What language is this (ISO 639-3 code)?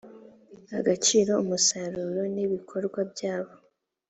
kin